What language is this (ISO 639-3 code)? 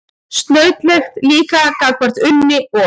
isl